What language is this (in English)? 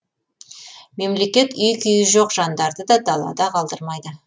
Kazakh